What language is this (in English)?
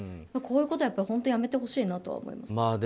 Japanese